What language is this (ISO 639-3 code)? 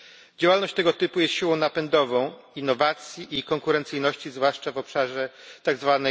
pol